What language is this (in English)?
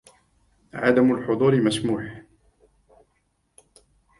Arabic